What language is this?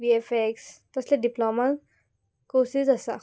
Konkani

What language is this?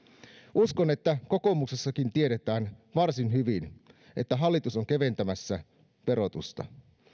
Finnish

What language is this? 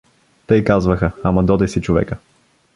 Bulgarian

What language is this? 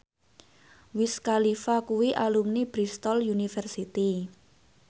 Javanese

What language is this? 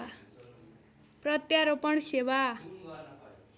Nepali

